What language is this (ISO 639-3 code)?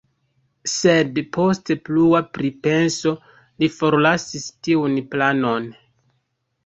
epo